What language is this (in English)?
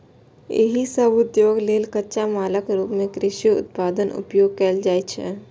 Maithili